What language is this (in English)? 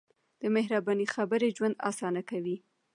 Pashto